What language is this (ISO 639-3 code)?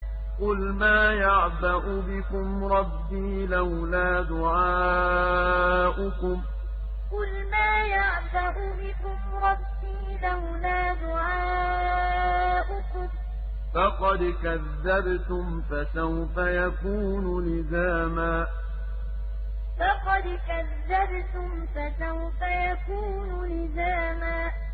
ara